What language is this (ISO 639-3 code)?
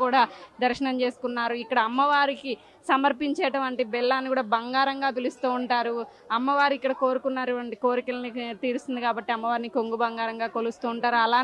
tel